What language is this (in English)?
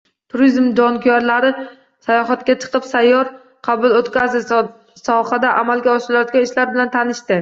Uzbek